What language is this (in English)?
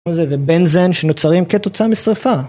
Hebrew